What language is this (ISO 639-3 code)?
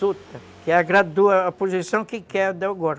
por